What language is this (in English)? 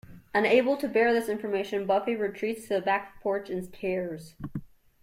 English